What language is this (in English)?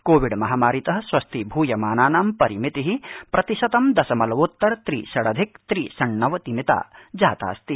Sanskrit